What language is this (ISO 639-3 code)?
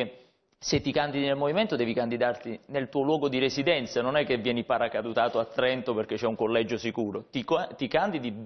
ita